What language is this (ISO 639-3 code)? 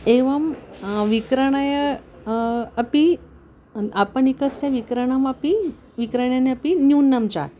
san